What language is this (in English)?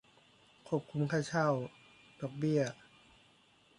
Thai